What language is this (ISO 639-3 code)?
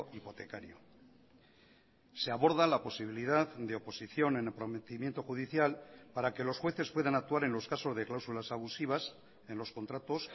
spa